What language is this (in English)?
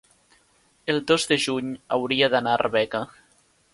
Catalan